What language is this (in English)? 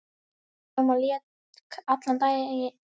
Icelandic